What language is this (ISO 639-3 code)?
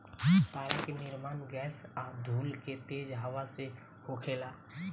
bho